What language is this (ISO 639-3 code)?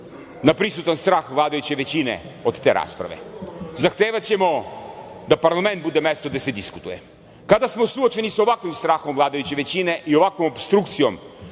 srp